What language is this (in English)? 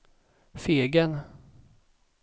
Swedish